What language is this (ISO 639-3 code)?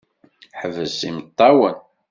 kab